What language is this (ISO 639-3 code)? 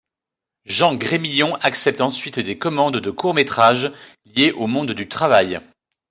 fra